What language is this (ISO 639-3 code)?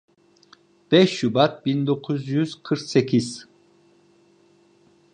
tur